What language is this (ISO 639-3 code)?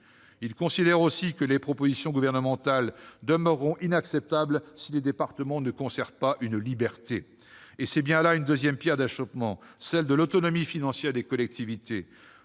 fra